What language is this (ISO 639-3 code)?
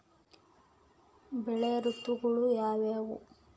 kan